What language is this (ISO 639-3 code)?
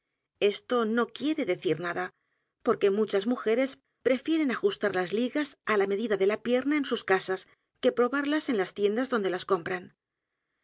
spa